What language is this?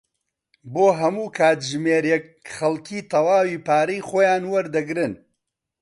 Central Kurdish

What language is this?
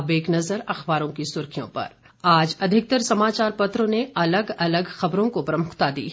Hindi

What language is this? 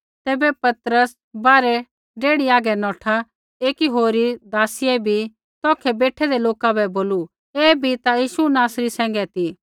Kullu Pahari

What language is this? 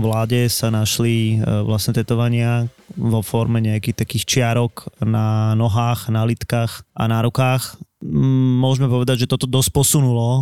Slovak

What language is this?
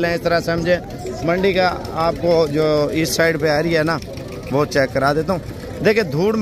Hindi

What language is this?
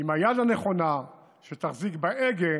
Hebrew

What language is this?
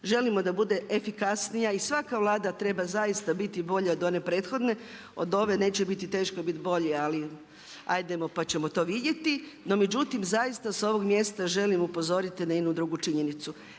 Croatian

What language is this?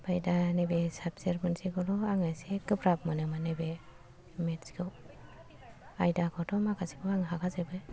Bodo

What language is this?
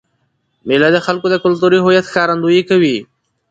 Pashto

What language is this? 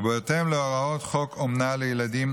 Hebrew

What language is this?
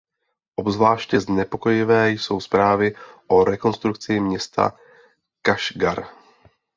Czech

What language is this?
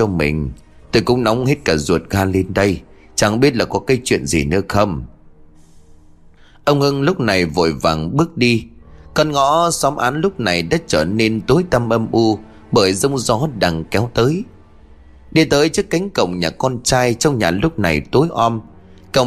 Vietnamese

